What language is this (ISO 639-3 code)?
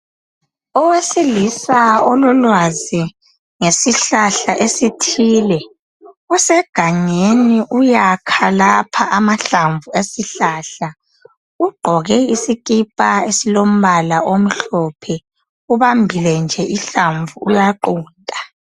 nde